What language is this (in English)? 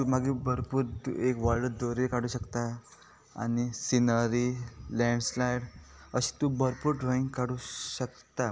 Konkani